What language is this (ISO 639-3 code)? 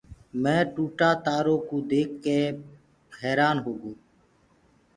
ggg